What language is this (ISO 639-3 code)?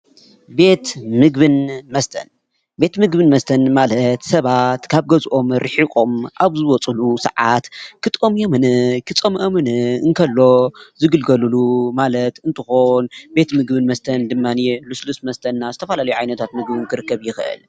tir